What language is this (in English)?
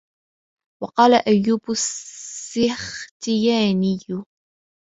Arabic